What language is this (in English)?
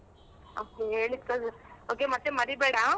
Kannada